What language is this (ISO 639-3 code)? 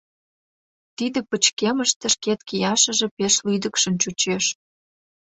chm